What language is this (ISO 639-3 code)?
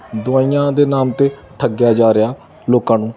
pan